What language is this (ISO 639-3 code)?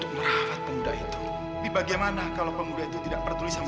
ind